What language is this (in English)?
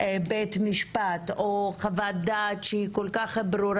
Hebrew